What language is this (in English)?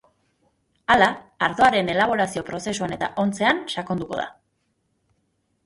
Basque